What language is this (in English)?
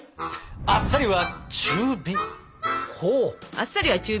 Japanese